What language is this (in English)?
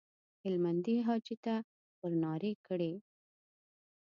Pashto